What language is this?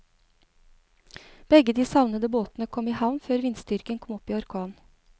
Norwegian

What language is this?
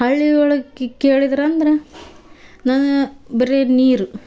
Kannada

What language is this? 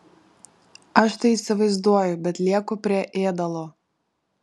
Lithuanian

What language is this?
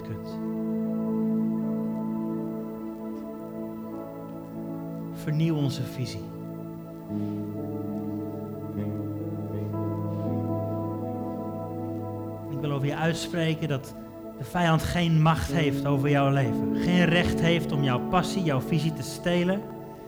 Dutch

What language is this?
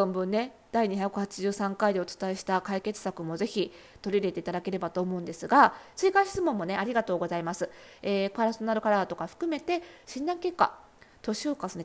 Japanese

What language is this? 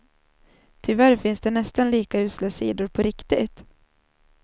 Swedish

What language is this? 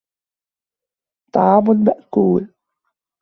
Arabic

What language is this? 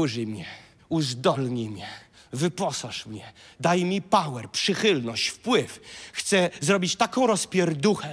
Polish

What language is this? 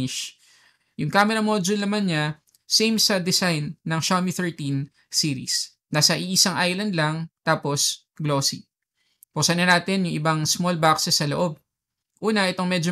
Filipino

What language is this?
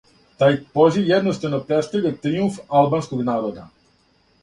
Serbian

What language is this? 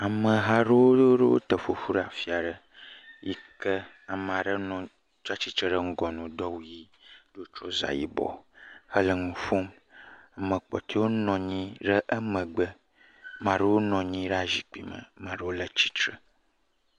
Ewe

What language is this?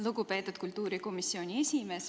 Estonian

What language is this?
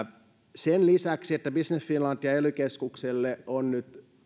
Finnish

